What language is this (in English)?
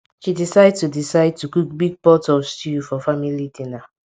Nigerian Pidgin